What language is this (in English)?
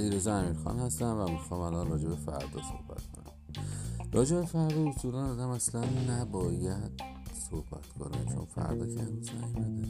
Persian